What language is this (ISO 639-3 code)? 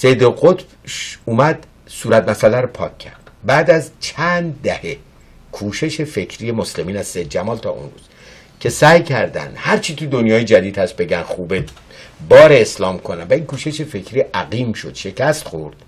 fas